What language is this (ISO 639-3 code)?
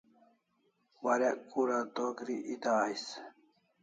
kls